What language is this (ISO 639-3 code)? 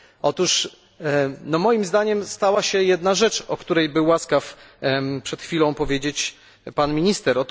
pol